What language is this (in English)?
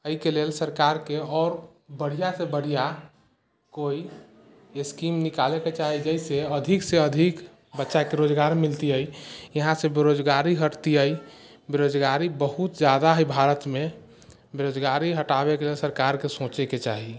Maithili